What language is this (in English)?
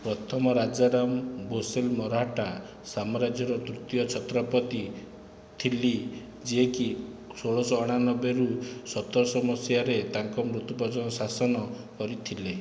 Odia